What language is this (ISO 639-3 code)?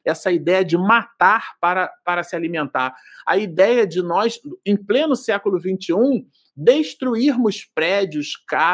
por